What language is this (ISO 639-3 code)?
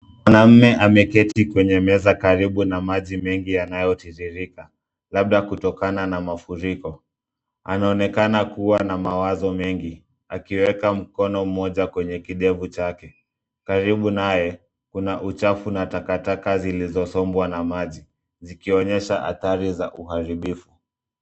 swa